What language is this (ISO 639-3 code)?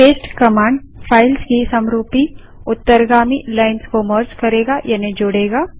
hin